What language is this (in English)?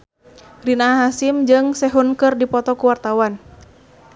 Sundanese